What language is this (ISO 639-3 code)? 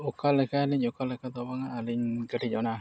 sat